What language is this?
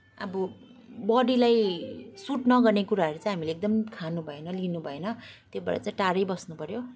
Nepali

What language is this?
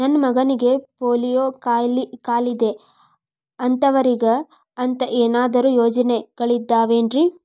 Kannada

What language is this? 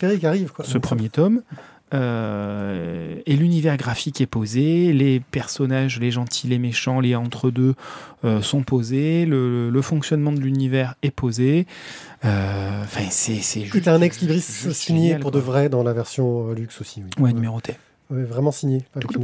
French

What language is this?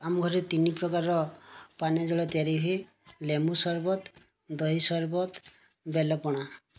Odia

